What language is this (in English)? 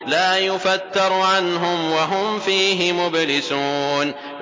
Arabic